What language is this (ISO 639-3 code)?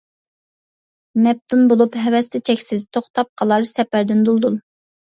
uig